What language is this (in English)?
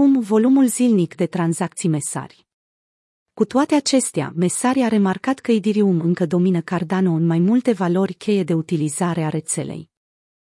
Romanian